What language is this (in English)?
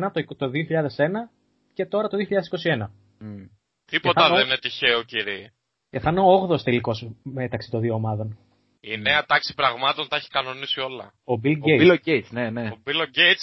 Greek